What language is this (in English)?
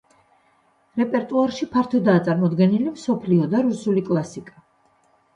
Georgian